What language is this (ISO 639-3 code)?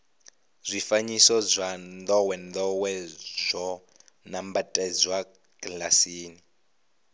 ven